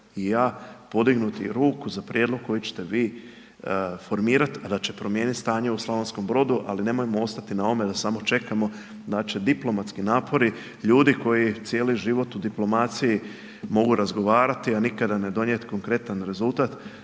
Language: Croatian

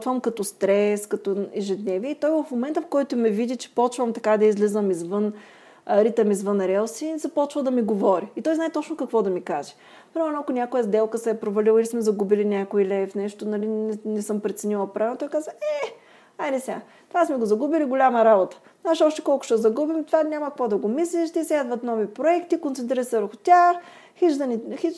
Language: Bulgarian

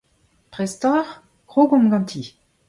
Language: Breton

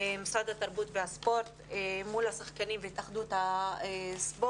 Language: Hebrew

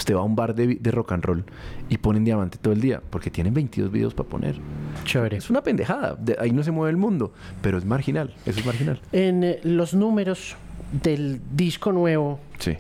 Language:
Spanish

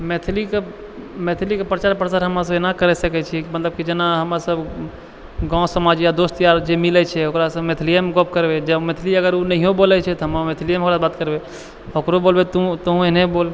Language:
Maithili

